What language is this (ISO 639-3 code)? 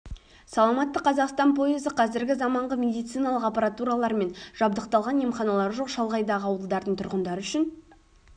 kaz